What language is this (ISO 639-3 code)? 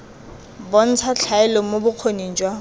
tsn